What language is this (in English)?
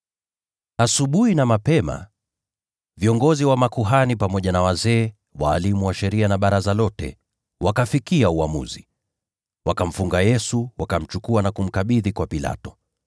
Swahili